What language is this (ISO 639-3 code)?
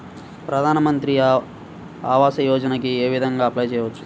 tel